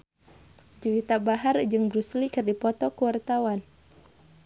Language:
Sundanese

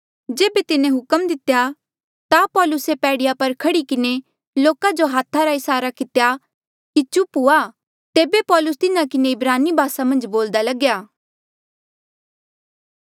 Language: Mandeali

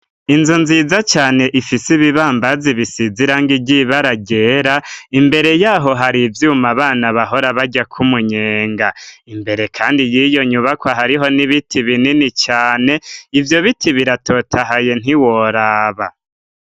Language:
Rundi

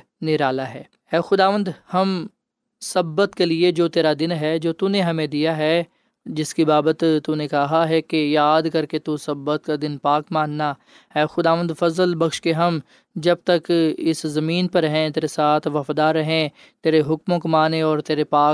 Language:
Urdu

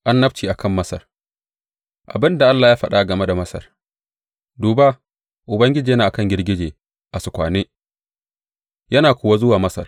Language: Hausa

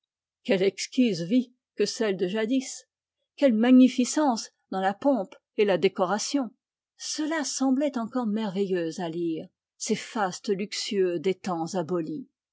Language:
French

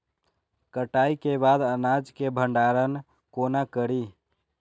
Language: Maithili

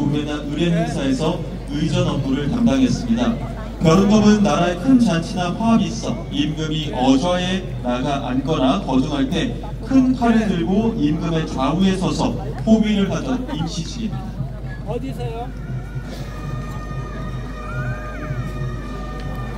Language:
Korean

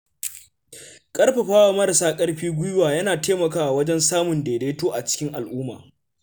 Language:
Hausa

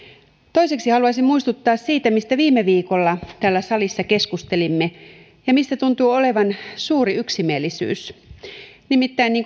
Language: Finnish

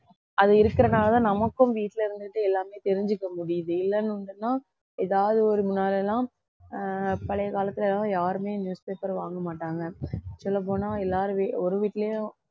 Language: Tamil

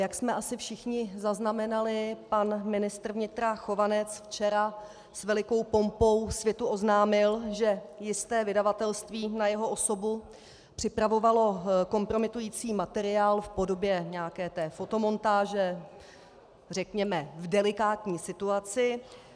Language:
Czech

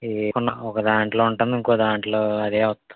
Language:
Telugu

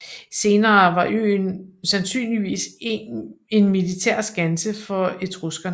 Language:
Danish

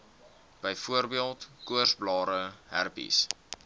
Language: Afrikaans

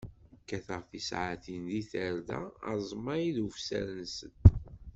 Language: Kabyle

